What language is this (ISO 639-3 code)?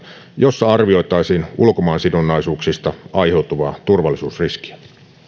fin